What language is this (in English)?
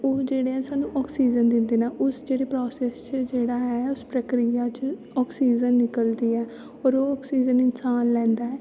Dogri